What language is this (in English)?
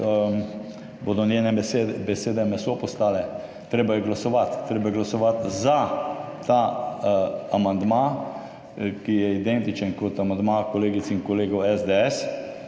Slovenian